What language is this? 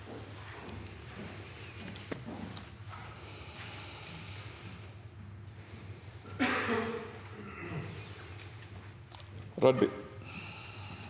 Norwegian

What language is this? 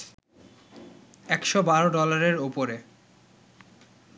Bangla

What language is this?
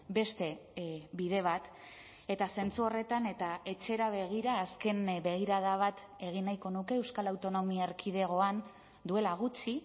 Basque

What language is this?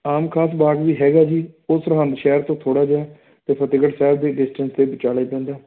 Punjabi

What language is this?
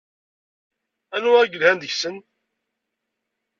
Kabyle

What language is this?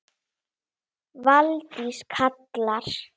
Icelandic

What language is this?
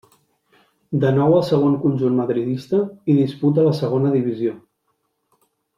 Catalan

